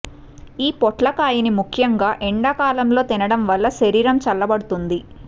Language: Telugu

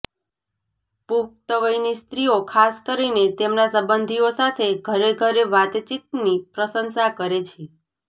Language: Gujarati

